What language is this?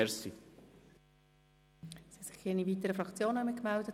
Swiss German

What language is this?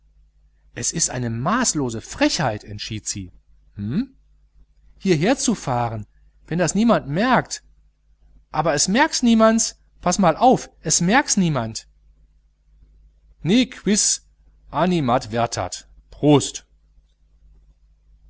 German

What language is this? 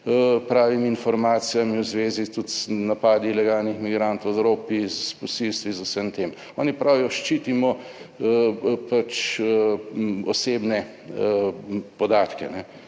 Slovenian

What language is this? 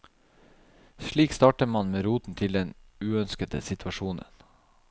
Norwegian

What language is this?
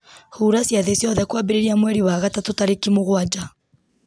Kikuyu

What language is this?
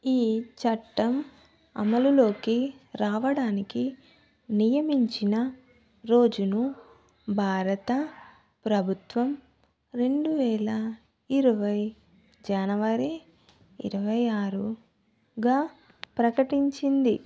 Telugu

